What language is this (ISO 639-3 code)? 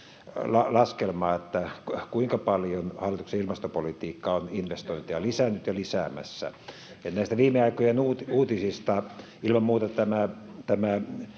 fin